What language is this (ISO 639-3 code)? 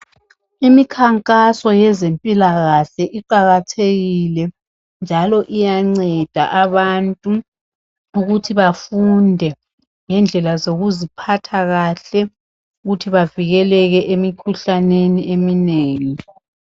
nde